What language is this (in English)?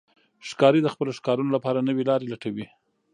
Pashto